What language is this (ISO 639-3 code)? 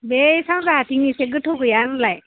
brx